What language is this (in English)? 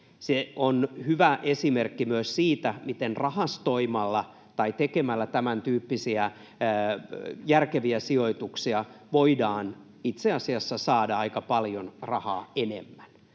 Finnish